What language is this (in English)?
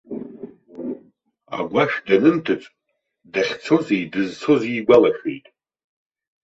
Abkhazian